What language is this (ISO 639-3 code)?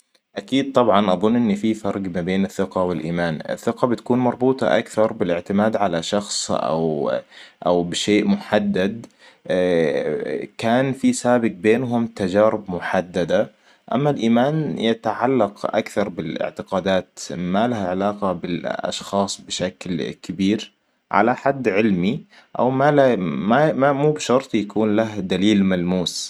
acw